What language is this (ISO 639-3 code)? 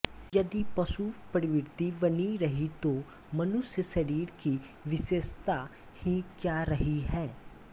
hin